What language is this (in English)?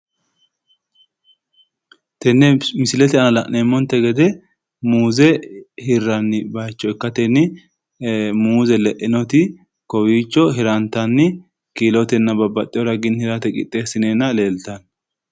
Sidamo